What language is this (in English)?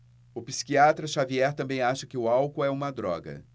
Portuguese